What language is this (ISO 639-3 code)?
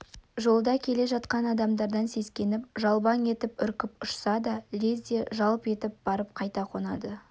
kaz